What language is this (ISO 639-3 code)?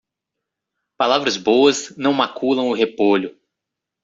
por